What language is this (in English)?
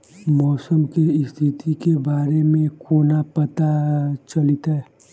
Maithili